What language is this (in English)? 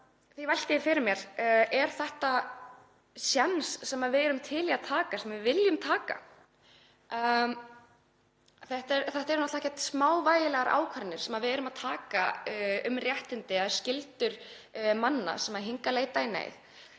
Icelandic